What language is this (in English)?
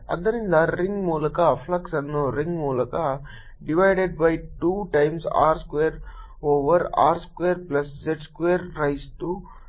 Kannada